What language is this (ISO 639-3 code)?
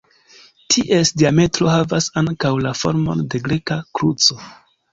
epo